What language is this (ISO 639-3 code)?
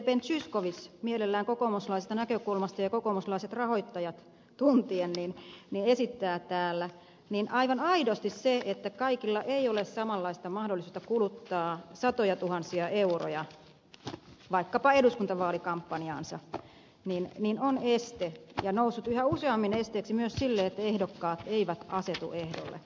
fin